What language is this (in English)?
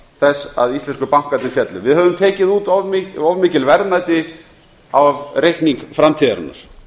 Icelandic